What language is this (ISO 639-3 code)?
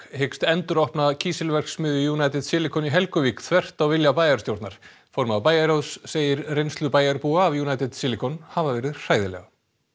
isl